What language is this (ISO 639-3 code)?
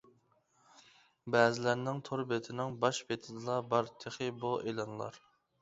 uig